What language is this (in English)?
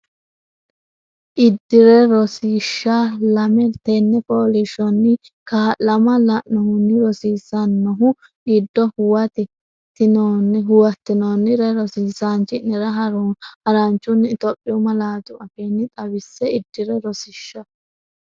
Sidamo